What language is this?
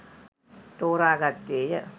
Sinhala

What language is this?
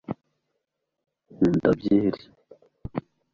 Kinyarwanda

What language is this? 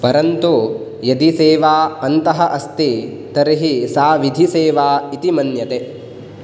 Sanskrit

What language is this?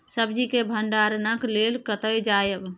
Maithili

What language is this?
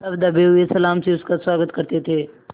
Hindi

